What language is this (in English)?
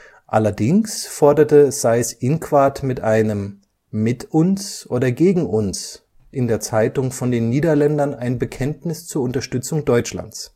German